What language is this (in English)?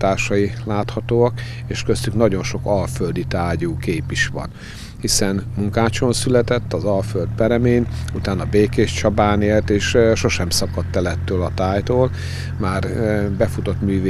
Hungarian